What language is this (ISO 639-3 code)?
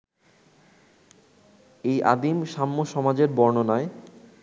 ben